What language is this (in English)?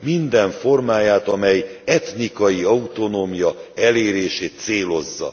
Hungarian